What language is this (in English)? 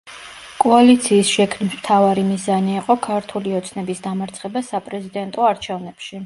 Georgian